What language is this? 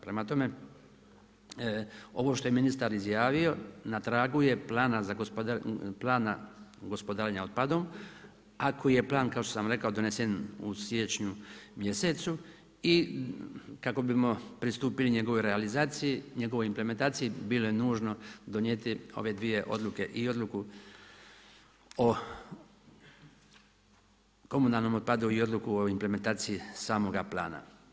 Croatian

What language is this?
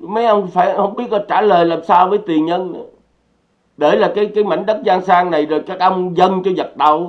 Vietnamese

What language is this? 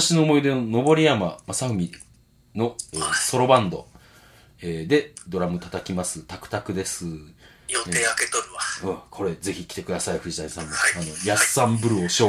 Japanese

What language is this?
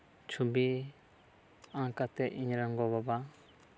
Santali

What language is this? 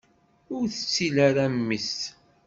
Kabyle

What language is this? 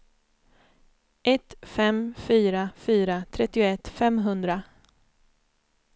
Swedish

